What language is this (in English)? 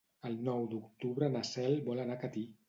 Catalan